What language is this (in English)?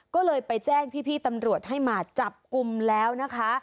Thai